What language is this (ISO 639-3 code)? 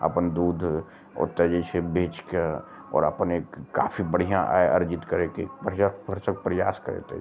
mai